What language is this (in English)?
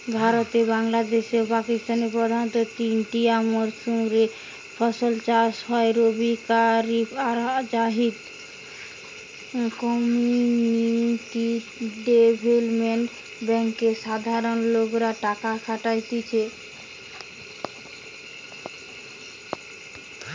Bangla